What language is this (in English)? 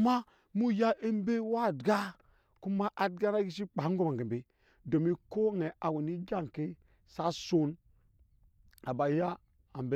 Nyankpa